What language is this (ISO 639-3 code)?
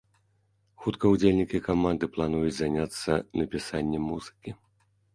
bel